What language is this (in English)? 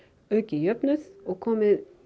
Icelandic